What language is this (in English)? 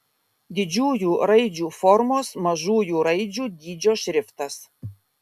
Lithuanian